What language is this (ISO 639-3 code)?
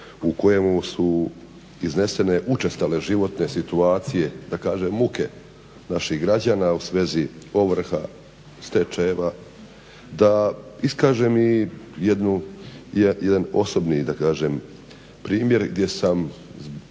hrv